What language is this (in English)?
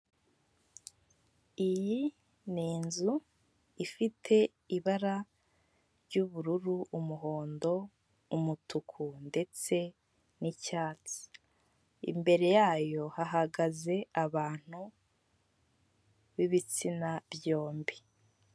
Kinyarwanda